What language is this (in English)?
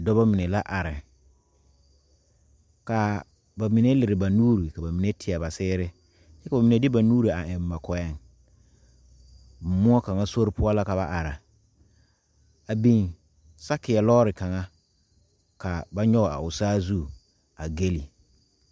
Southern Dagaare